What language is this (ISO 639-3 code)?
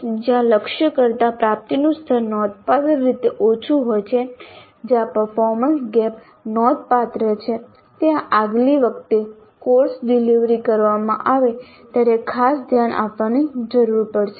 guj